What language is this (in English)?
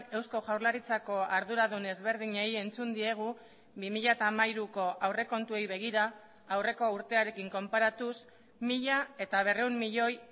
Basque